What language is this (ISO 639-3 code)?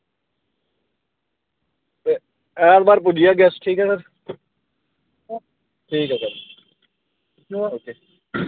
doi